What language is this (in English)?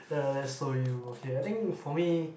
English